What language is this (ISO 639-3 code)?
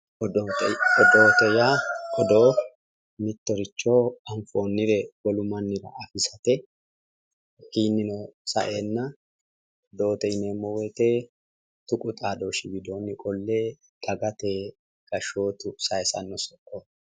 sid